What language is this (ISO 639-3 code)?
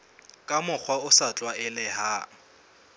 sot